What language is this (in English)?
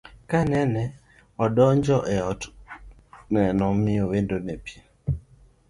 Luo (Kenya and Tanzania)